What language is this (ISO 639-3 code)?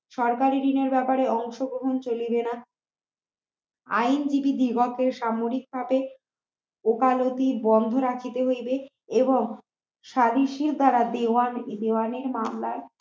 ben